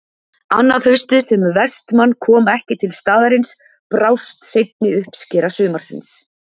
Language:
Icelandic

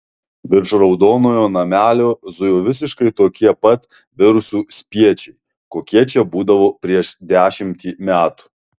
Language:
Lithuanian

